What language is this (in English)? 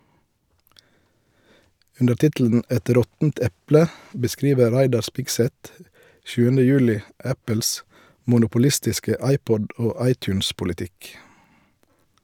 Norwegian